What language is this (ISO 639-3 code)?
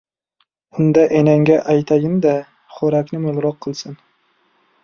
uzb